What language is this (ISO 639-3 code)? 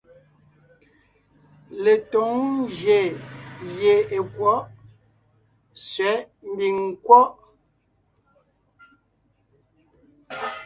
nnh